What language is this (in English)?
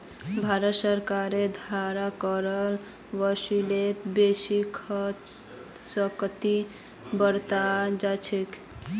Magahi